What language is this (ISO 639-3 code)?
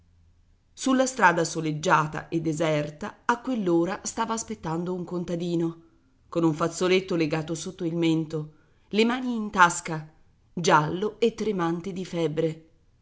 ita